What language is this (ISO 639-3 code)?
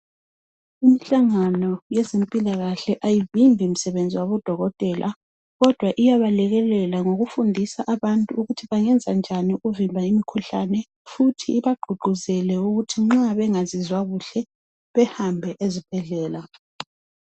nde